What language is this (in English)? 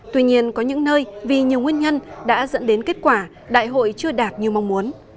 Vietnamese